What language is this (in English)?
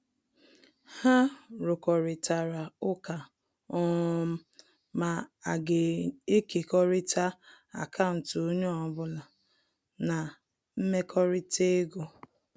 Igbo